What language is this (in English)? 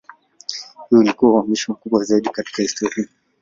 Swahili